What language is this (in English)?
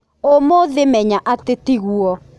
Kikuyu